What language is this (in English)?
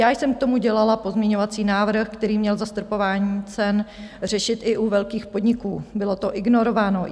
Czech